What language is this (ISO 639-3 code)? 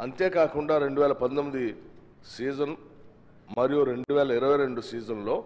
tel